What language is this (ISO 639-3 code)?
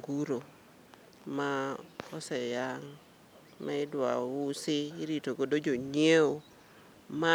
luo